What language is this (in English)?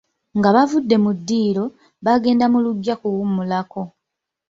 Ganda